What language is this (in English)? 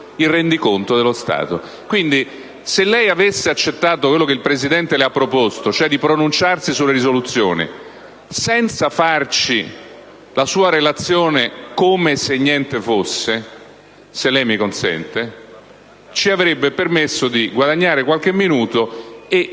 Italian